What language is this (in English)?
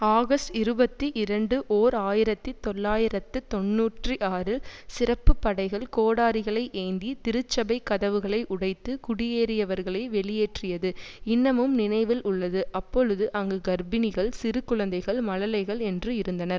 Tamil